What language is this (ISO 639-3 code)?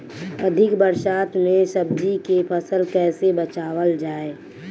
bho